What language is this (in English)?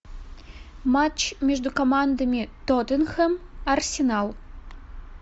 Russian